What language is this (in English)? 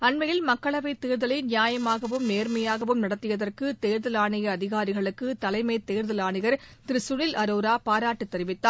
Tamil